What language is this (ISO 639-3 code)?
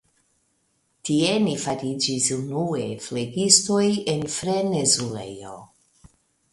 epo